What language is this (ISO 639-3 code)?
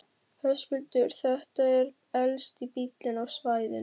isl